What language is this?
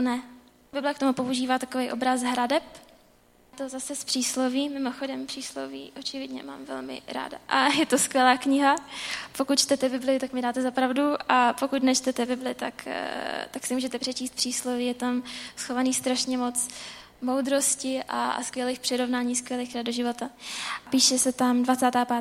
Czech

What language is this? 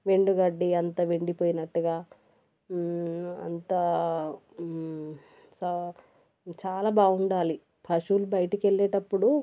Telugu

